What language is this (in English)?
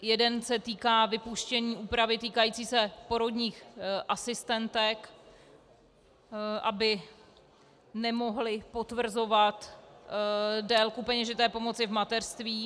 Czech